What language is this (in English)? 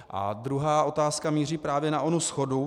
Czech